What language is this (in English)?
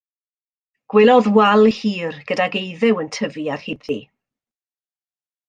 Welsh